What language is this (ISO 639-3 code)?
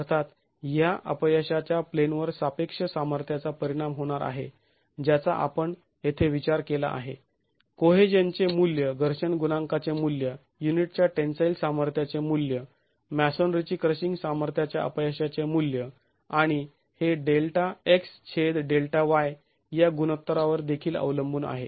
mar